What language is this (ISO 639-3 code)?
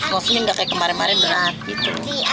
ind